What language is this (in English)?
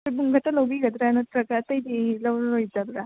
Manipuri